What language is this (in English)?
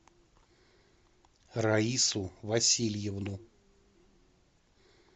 Russian